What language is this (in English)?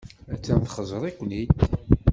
Kabyle